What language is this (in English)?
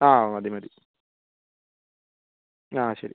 Malayalam